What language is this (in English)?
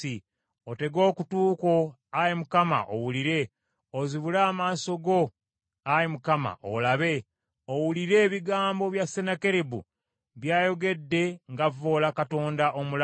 Ganda